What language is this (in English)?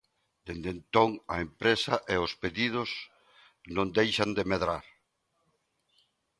Galician